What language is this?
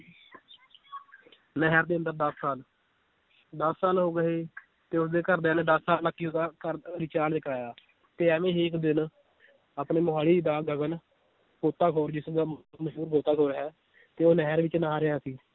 Punjabi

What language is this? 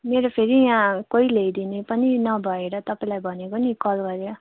Nepali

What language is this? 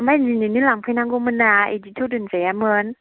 Bodo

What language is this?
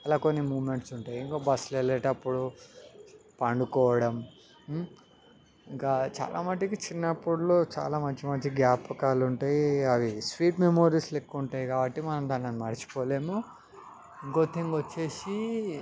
Telugu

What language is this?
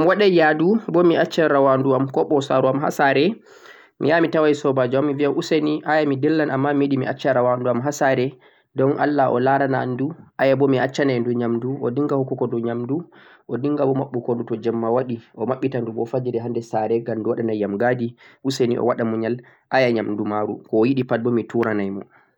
Central-Eastern Niger Fulfulde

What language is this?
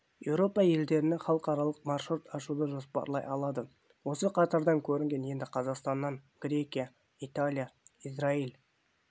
Kazakh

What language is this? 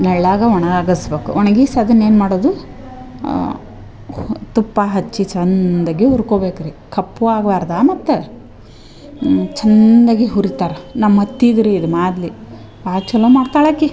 Kannada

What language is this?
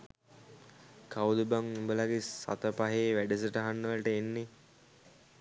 Sinhala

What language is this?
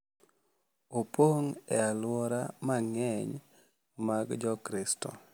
Luo (Kenya and Tanzania)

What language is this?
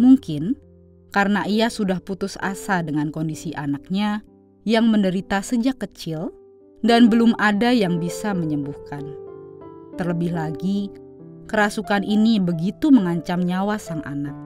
Indonesian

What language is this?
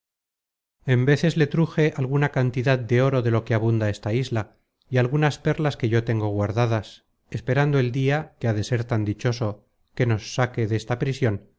Spanish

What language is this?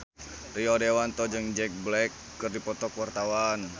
Sundanese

